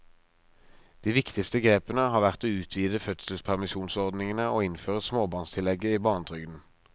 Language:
Norwegian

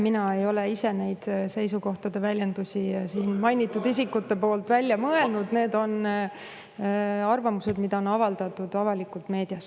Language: Estonian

